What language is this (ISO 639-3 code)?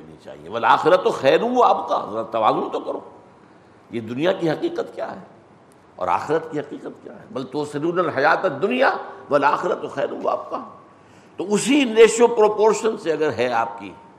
urd